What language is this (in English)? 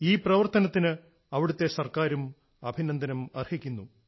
Malayalam